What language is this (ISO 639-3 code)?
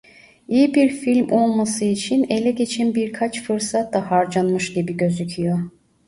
tur